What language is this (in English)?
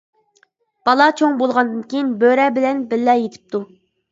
Uyghur